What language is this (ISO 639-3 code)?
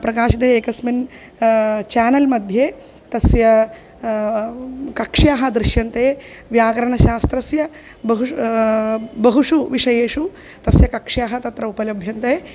san